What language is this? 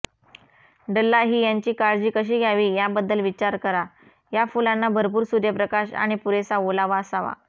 Marathi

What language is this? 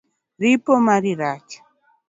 Luo (Kenya and Tanzania)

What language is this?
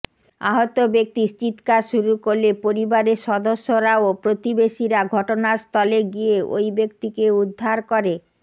Bangla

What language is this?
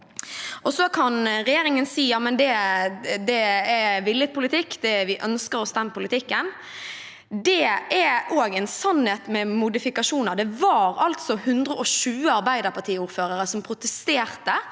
Norwegian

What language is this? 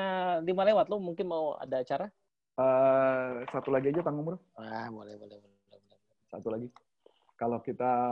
Indonesian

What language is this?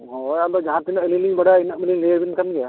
Santali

